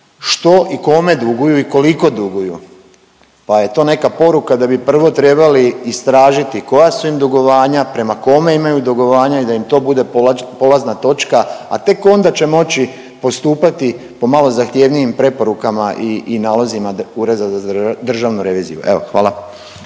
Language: Croatian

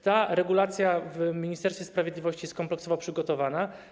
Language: Polish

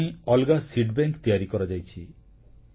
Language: Odia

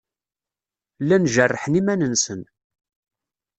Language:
Kabyle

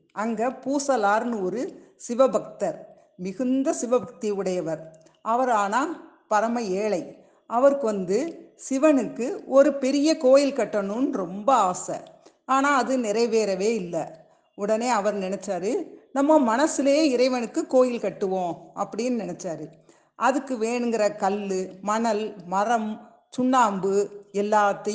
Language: Tamil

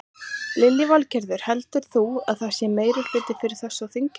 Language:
Icelandic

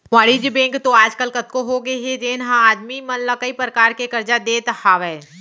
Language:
Chhattisgarhi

